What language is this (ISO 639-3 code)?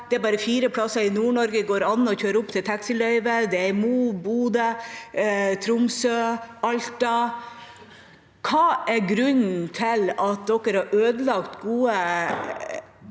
nor